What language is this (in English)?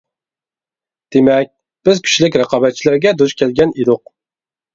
Uyghur